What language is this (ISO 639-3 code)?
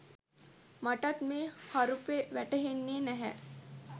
sin